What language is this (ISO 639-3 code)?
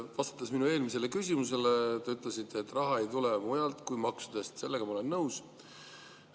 est